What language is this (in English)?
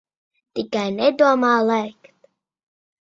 Latvian